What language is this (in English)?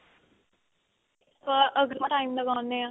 Punjabi